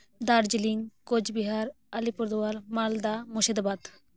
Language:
Santali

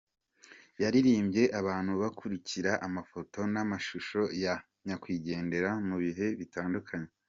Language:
Kinyarwanda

